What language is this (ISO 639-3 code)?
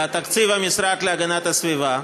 heb